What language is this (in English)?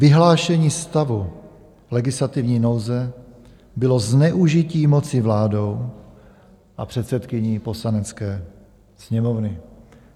Czech